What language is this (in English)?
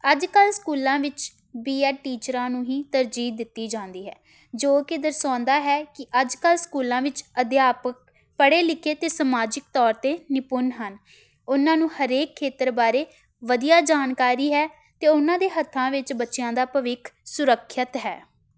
Punjabi